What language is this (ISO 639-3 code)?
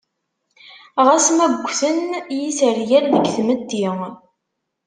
kab